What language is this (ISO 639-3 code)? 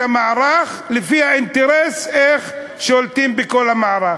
heb